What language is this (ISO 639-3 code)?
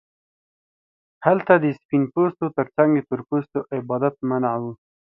pus